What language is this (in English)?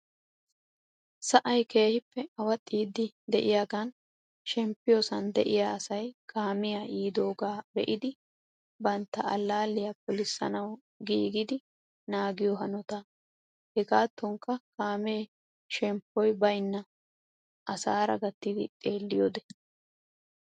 Wolaytta